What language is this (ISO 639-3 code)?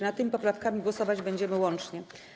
pol